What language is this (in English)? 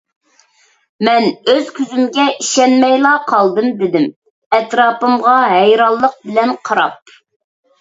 Uyghur